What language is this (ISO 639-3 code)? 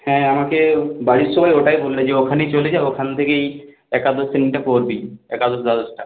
ben